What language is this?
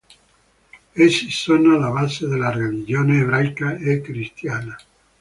Italian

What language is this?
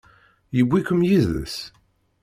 Kabyle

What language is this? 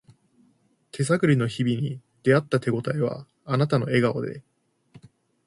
Japanese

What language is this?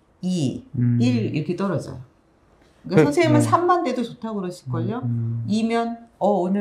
Korean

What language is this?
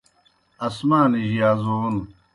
Kohistani Shina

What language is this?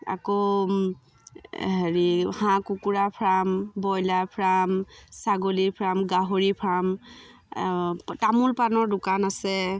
Assamese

